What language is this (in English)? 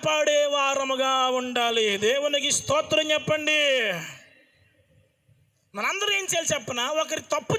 Indonesian